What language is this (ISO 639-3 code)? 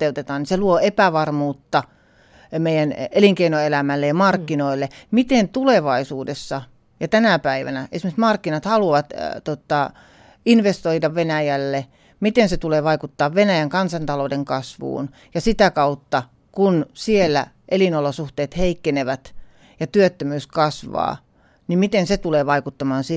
fin